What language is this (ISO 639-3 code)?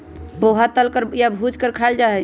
mag